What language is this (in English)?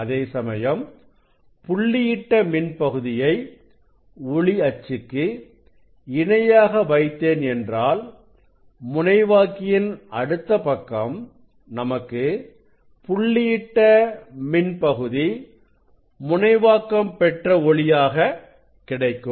Tamil